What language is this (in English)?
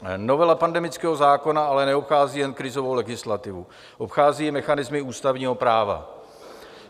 Czech